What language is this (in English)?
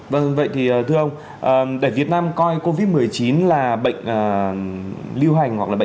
Vietnamese